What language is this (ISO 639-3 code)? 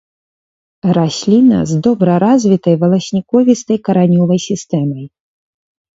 bel